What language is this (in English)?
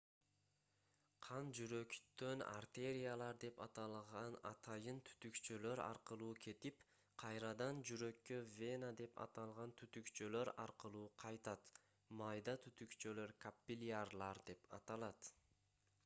Kyrgyz